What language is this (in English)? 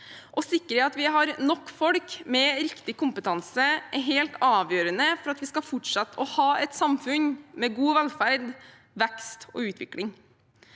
Norwegian